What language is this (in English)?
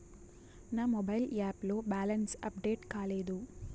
Telugu